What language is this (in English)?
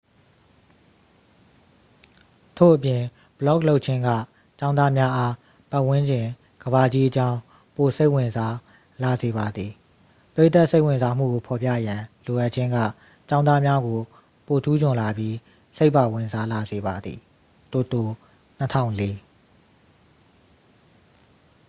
Burmese